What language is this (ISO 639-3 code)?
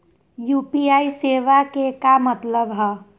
mag